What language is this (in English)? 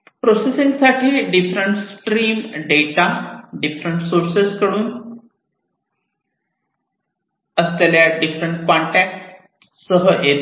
Marathi